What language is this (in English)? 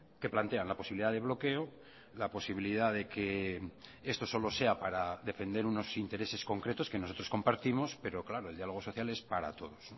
Spanish